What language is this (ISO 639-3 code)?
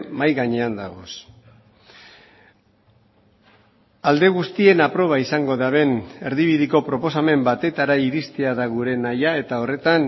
eus